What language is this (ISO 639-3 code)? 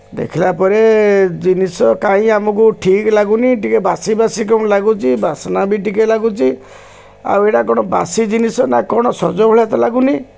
ori